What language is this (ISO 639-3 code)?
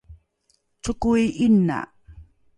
dru